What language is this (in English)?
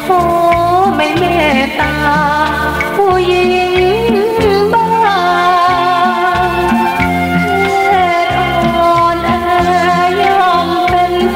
Thai